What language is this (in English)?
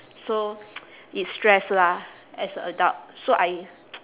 English